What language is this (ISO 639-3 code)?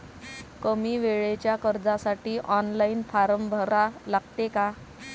mar